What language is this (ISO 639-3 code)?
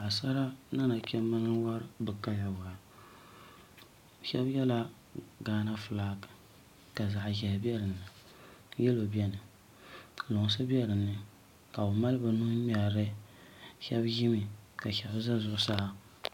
dag